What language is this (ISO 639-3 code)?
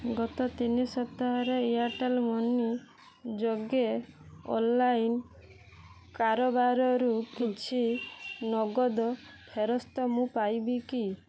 ori